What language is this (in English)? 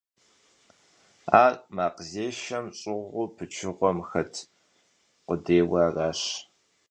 Kabardian